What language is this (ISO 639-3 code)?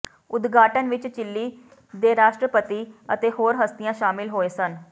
pan